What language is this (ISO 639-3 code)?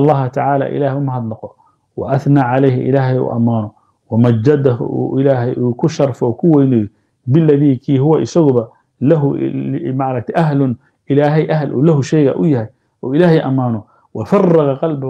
ara